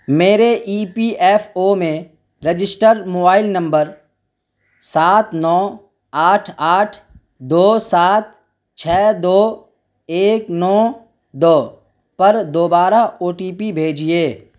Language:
Urdu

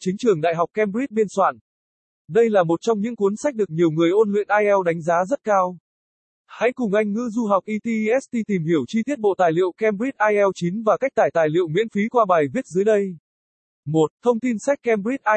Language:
Vietnamese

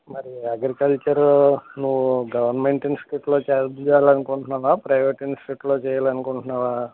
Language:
Telugu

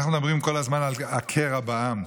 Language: Hebrew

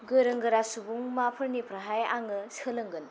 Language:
Bodo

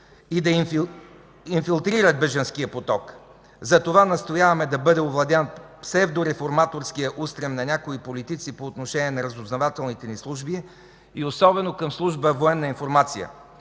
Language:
Bulgarian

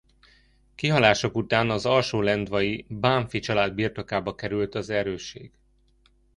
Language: Hungarian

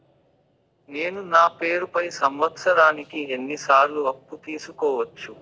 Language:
Telugu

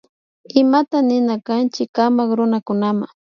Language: Imbabura Highland Quichua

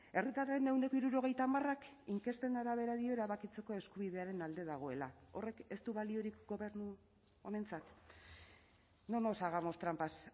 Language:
Basque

